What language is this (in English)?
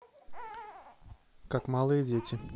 Russian